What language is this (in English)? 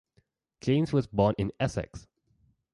English